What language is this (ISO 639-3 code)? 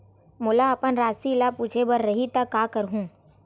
hne